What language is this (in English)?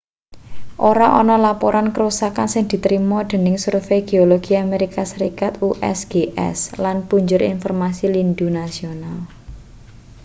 Javanese